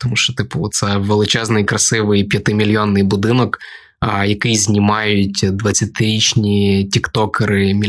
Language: Ukrainian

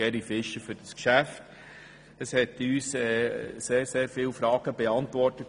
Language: Swiss German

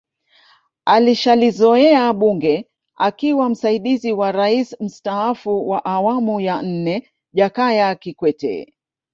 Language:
Swahili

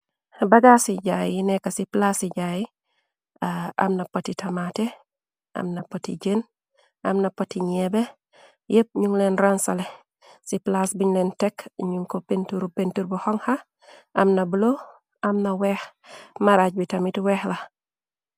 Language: Wolof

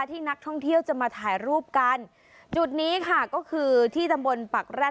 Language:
Thai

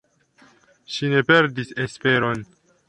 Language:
Esperanto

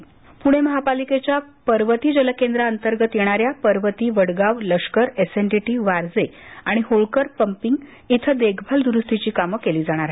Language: Marathi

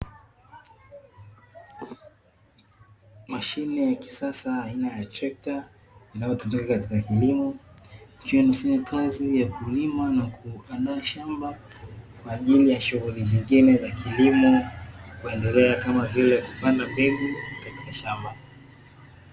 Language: Swahili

